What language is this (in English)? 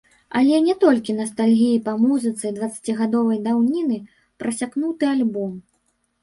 Belarusian